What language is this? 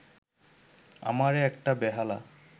Bangla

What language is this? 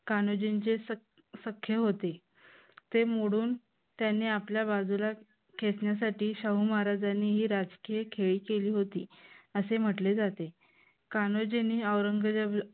Marathi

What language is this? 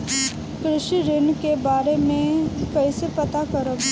Bhojpuri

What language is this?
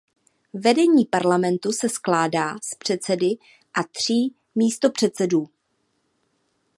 Czech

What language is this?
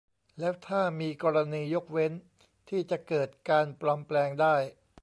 Thai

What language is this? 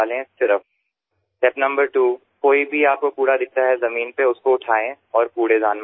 Gujarati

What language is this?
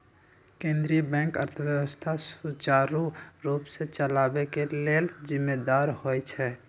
Magahi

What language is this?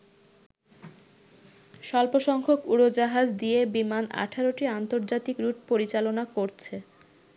Bangla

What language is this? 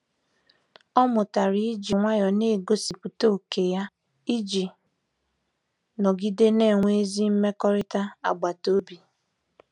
Igbo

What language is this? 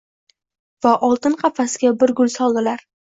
Uzbek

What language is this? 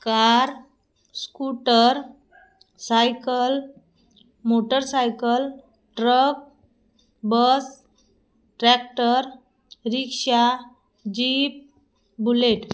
Marathi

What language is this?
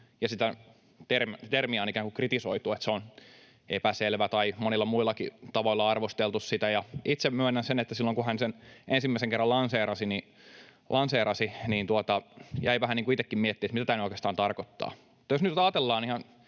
Finnish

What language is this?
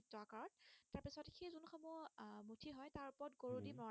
Assamese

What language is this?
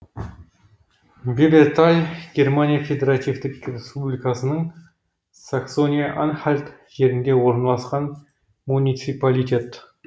Kazakh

